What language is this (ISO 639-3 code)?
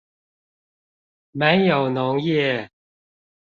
zho